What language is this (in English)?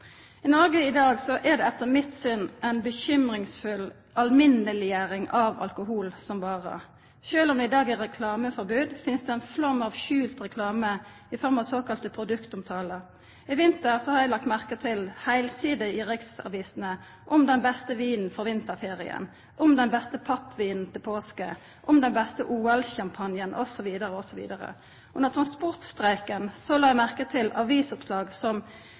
Norwegian Nynorsk